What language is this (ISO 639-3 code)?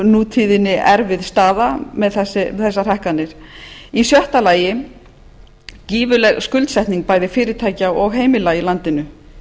isl